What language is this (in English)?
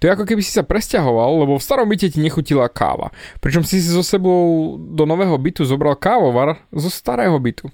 Slovak